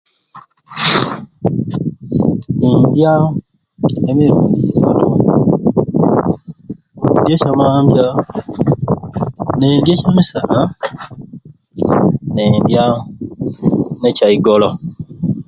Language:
Ruuli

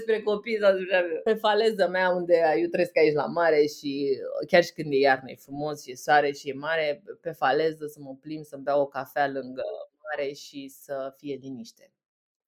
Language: Romanian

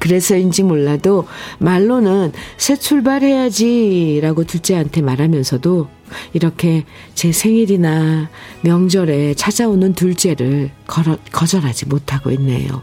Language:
Korean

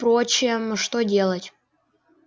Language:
Russian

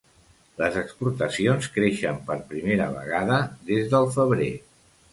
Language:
Catalan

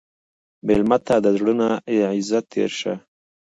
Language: Pashto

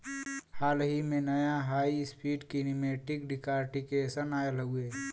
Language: Bhojpuri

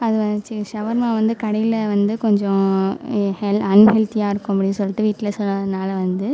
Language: Tamil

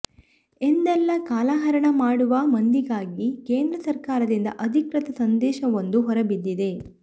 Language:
Kannada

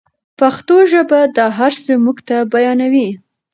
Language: Pashto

